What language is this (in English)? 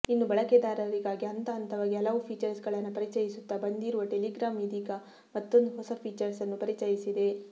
Kannada